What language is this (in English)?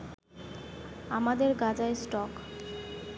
Bangla